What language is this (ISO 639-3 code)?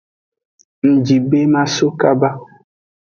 ajg